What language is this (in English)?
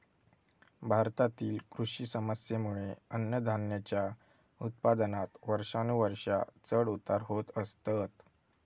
Marathi